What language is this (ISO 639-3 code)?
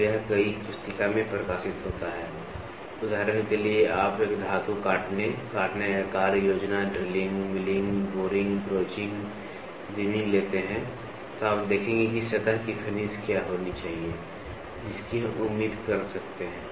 hin